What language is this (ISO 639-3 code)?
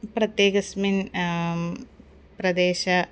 san